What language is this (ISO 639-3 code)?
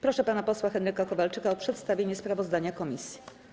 pol